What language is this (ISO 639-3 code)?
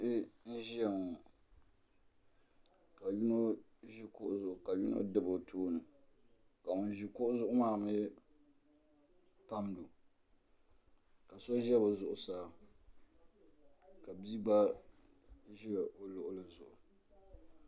dag